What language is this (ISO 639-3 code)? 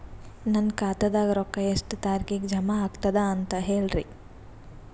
kan